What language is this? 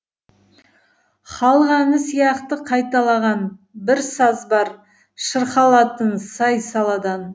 Kazakh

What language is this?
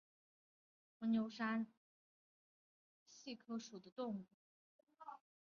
Chinese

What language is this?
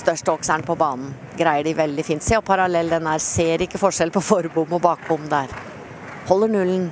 Norwegian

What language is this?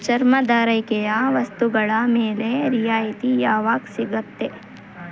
Kannada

